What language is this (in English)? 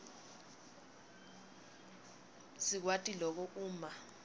Swati